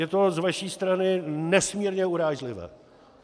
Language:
Czech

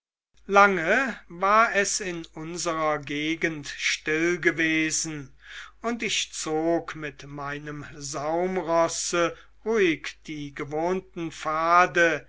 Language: German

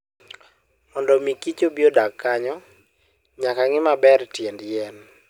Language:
Luo (Kenya and Tanzania)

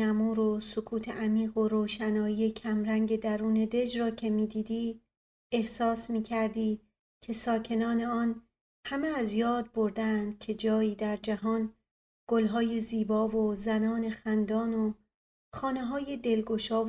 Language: Persian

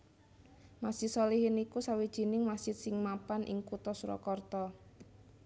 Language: Javanese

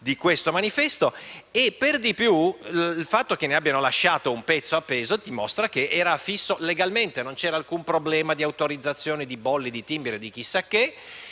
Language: Italian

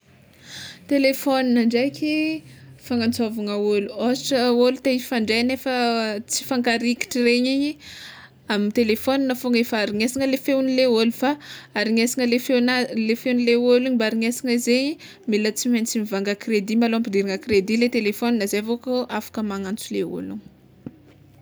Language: Tsimihety Malagasy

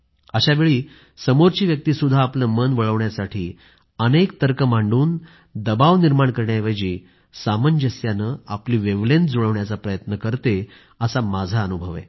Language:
Marathi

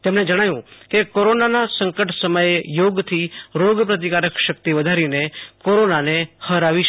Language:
Gujarati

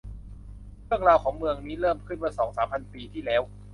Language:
Thai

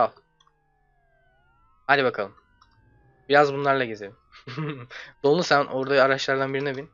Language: Turkish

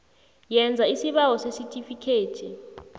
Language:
South Ndebele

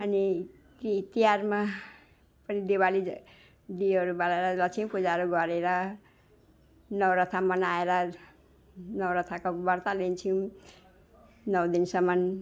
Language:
Nepali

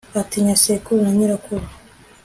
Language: Kinyarwanda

